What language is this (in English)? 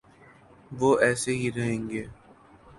Urdu